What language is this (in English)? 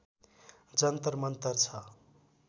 Nepali